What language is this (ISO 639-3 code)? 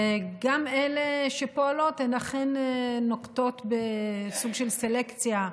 heb